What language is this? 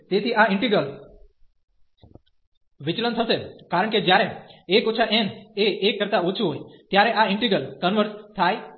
Gujarati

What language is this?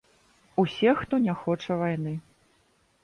Belarusian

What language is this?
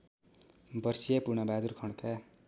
Nepali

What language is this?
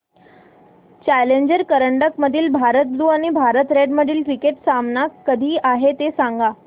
Marathi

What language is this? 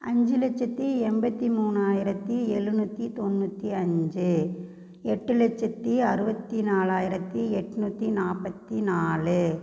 Tamil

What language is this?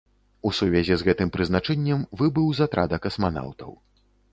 Belarusian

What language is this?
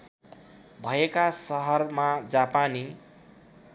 Nepali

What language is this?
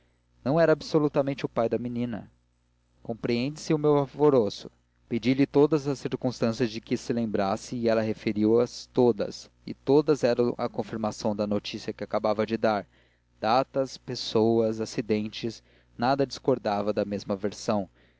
Portuguese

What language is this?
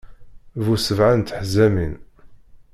Kabyle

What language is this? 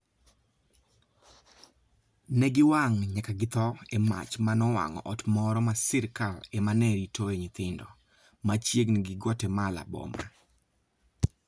Luo (Kenya and Tanzania)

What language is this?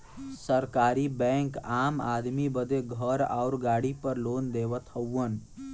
Bhojpuri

